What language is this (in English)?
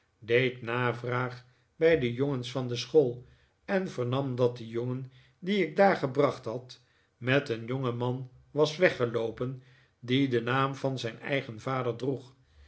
Dutch